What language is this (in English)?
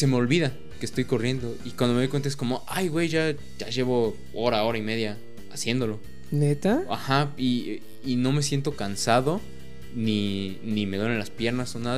Spanish